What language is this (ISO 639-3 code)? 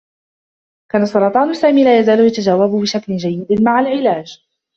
ara